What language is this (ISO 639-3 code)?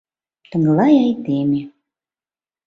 chm